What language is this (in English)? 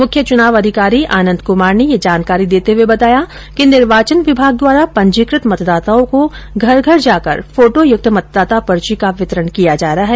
Hindi